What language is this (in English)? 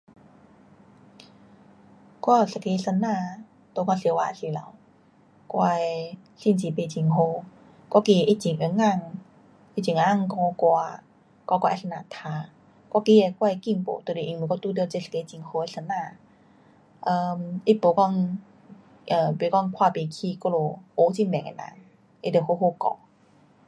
Pu-Xian Chinese